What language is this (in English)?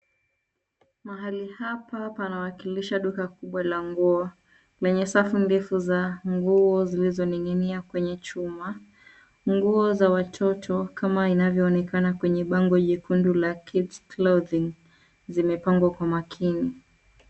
Swahili